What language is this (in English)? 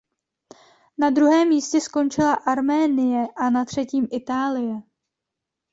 Czech